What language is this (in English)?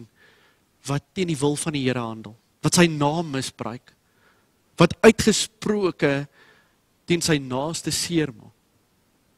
Dutch